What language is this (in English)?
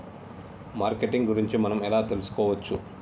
Telugu